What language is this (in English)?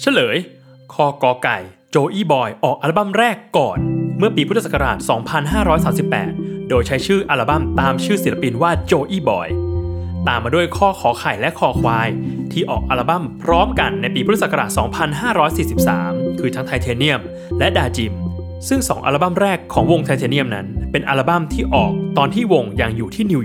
Thai